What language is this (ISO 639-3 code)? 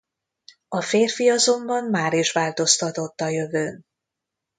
hun